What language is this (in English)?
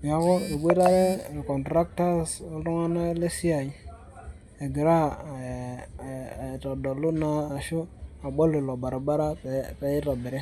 Masai